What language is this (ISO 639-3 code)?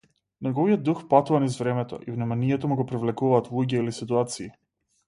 mkd